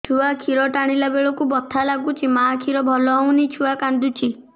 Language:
Odia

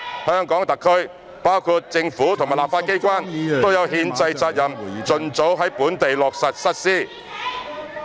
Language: Cantonese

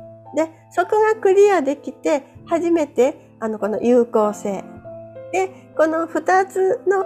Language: Japanese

